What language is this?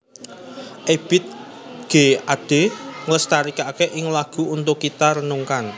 Javanese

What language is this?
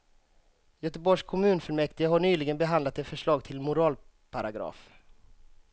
Swedish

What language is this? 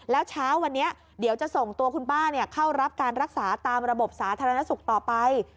Thai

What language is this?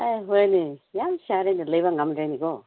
Manipuri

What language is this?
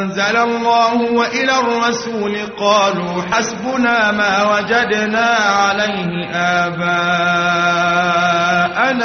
Arabic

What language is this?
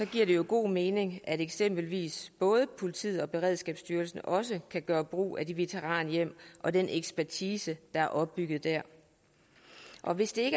Danish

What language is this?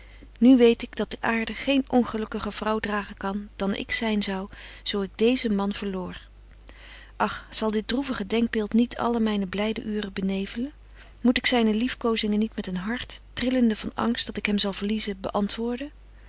Dutch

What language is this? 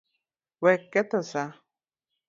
Luo (Kenya and Tanzania)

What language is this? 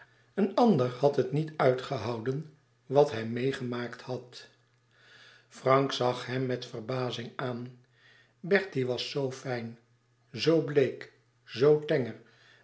Dutch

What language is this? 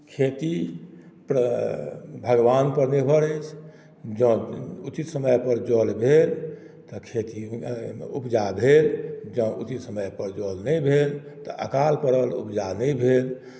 Maithili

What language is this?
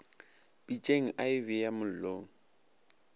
Northern Sotho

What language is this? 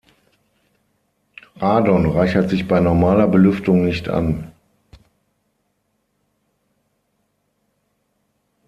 German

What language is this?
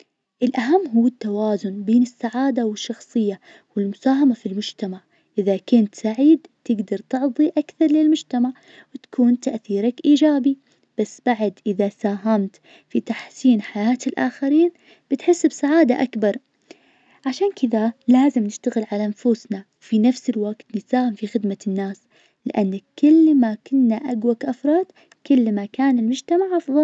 Najdi Arabic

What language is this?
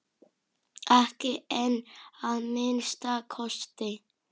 Icelandic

